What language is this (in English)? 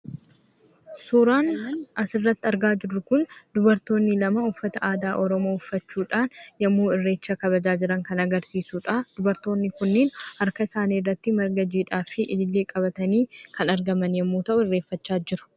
Oromo